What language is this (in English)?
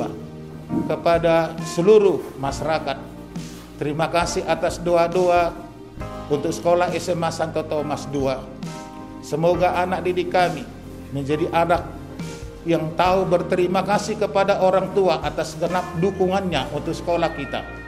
Indonesian